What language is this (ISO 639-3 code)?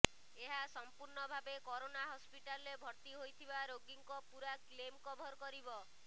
ori